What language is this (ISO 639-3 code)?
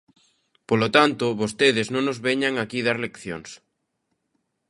glg